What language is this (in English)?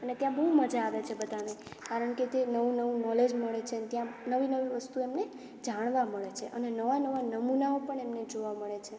Gujarati